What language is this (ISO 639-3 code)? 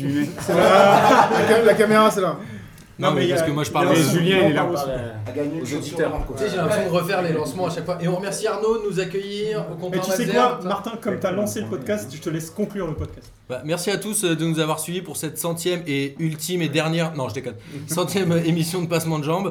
fra